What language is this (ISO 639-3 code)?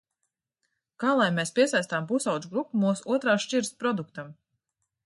lav